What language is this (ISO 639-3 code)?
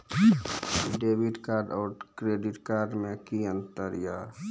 mai